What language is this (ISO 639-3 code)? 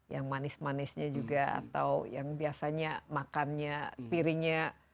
ind